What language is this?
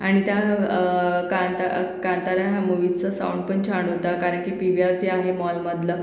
Marathi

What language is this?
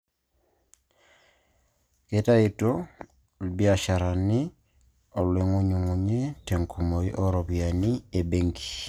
Masai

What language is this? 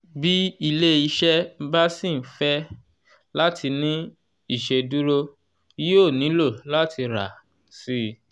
Yoruba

